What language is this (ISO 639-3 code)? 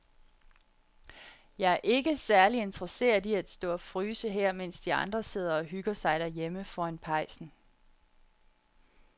dan